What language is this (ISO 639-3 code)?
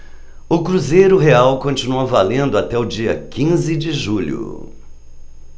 por